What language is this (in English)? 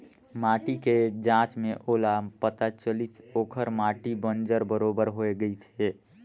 Chhattisgarhi